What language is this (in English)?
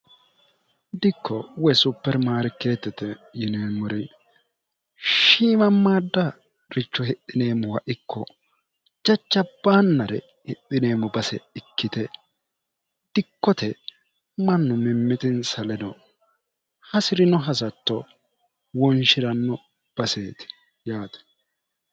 Sidamo